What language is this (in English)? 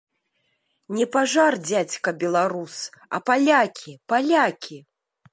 Belarusian